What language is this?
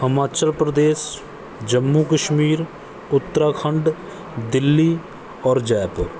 Punjabi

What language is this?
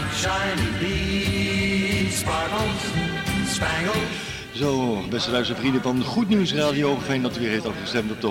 Dutch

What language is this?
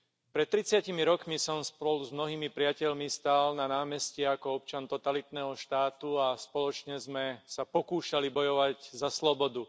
Slovak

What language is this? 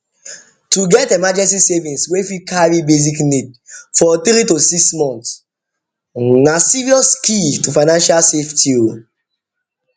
Nigerian Pidgin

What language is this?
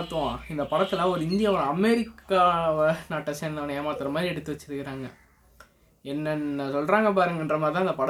Tamil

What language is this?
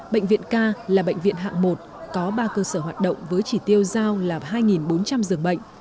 Vietnamese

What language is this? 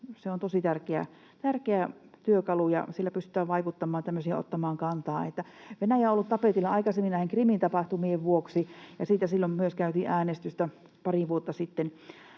Finnish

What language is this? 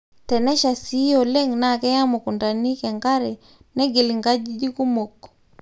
Masai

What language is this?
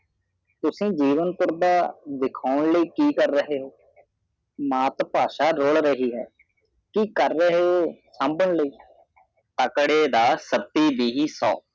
Punjabi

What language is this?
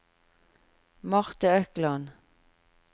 Norwegian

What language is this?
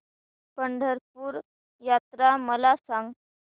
Marathi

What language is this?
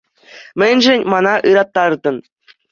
Chuvash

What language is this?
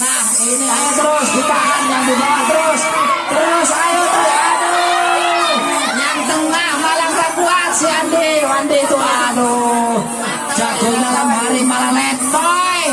Indonesian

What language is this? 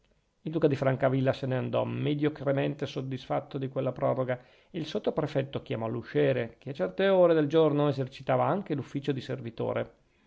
Italian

